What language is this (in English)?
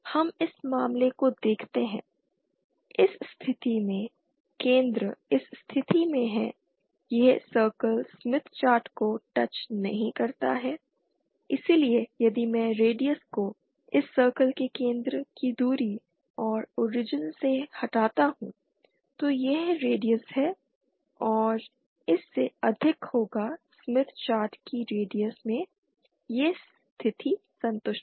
Hindi